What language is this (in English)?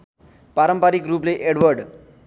Nepali